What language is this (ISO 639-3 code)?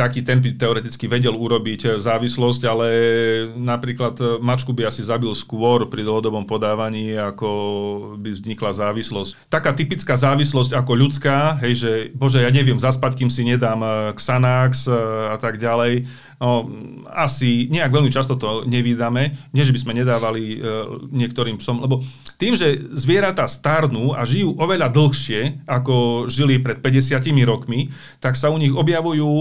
slk